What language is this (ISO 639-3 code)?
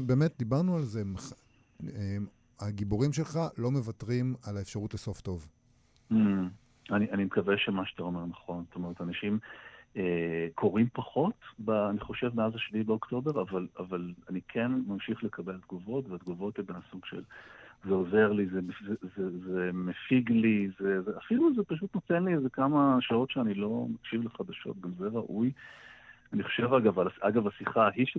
heb